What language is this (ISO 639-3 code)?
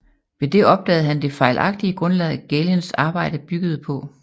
dan